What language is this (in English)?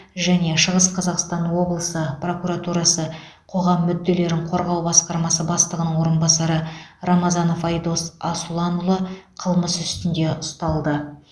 Kazakh